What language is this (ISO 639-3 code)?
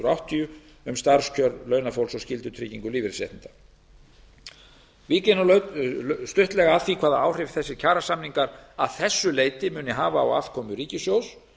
isl